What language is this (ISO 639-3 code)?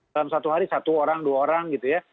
ind